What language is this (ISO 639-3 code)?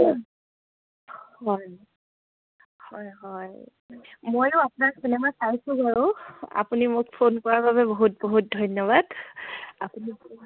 asm